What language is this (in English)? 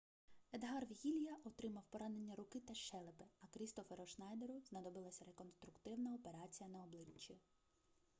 Ukrainian